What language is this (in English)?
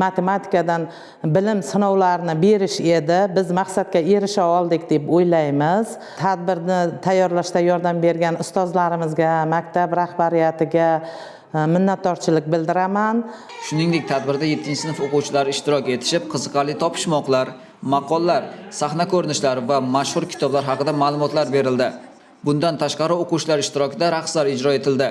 Turkish